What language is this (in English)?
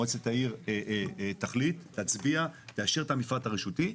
Hebrew